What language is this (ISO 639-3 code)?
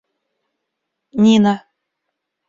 rus